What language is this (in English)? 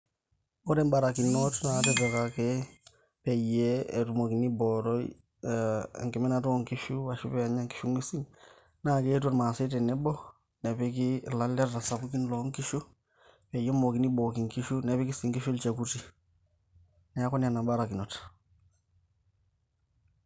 Masai